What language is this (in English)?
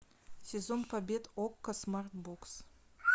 Russian